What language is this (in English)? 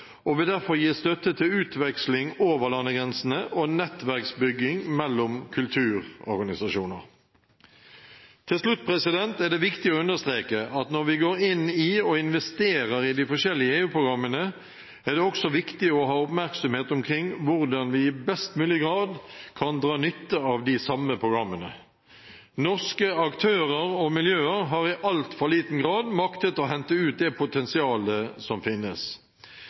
Norwegian Nynorsk